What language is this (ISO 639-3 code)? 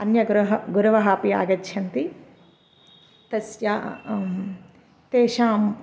san